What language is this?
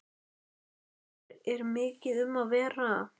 Icelandic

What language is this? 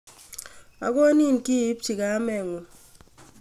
Kalenjin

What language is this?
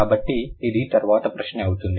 Telugu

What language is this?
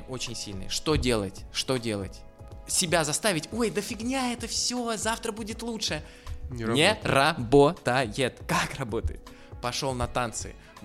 Russian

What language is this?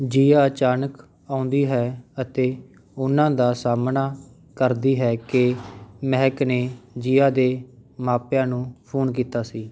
Punjabi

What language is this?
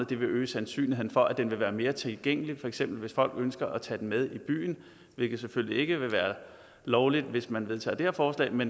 Danish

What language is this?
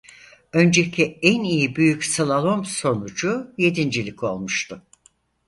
Turkish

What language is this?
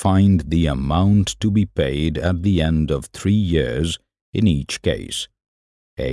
English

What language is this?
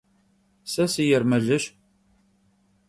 Kabardian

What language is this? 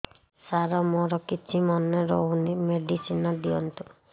Odia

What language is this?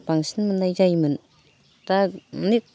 Bodo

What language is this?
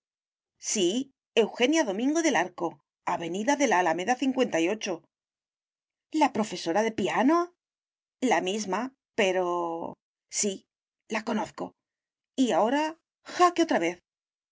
Spanish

